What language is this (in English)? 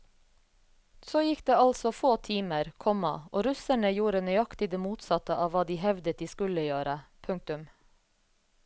Norwegian